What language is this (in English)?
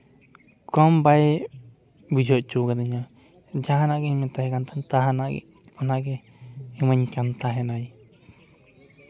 Santali